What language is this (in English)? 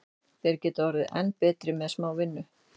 Icelandic